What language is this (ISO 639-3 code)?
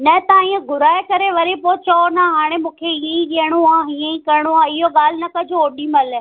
snd